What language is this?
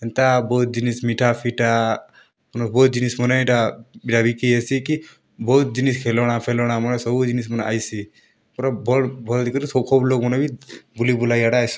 Odia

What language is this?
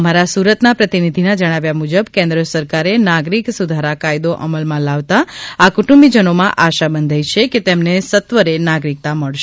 Gujarati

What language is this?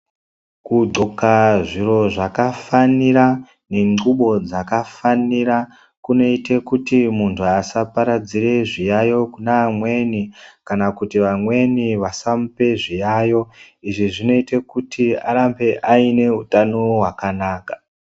Ndau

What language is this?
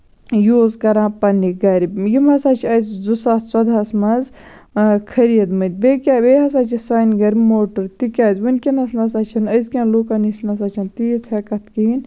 Kashmiri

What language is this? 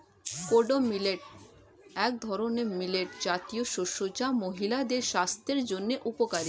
Bangla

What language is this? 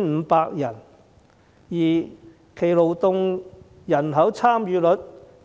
Cantonese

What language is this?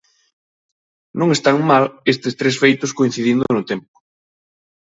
Galician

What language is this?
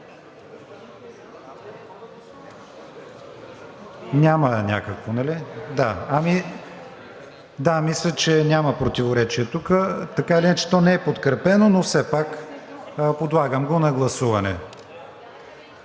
Bulgarian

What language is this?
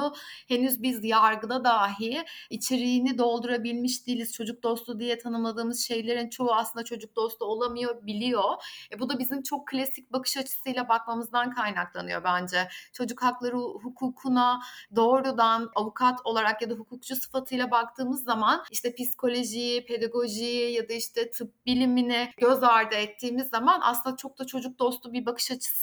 Turkish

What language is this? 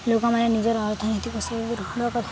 Odia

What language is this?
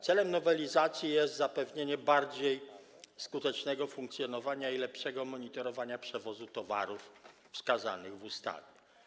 Polish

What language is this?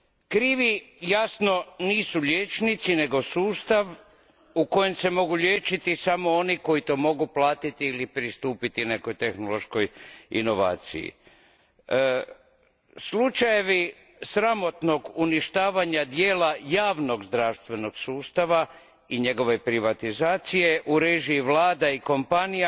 Croatian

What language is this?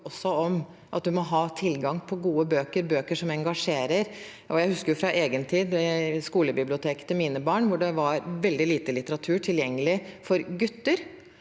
Norwegian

